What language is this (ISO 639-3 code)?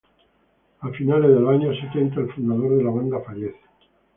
spa